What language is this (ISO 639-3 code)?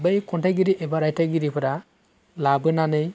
brx